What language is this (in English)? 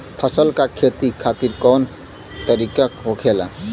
Bhojpuri